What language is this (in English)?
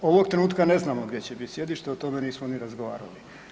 Croatian